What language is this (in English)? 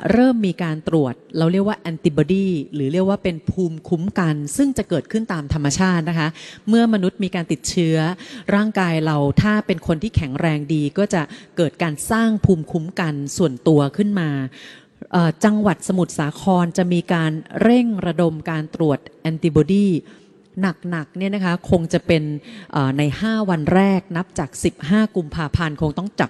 Thai